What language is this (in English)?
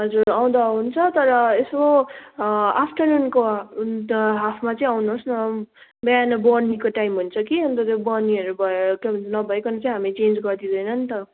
Nepali